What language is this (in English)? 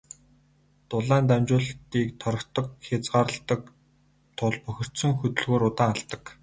Mongolian